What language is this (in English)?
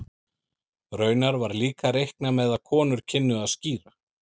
Icelandic